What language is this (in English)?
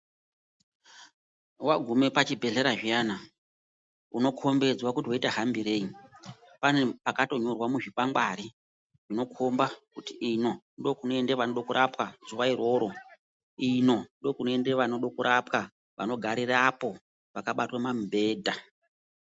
Ndau